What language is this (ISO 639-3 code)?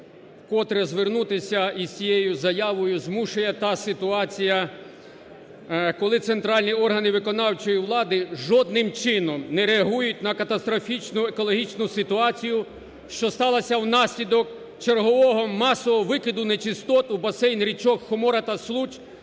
ukr